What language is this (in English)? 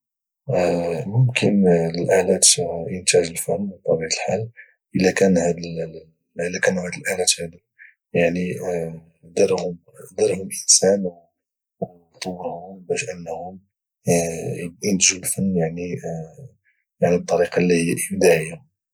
Moroccan Arabic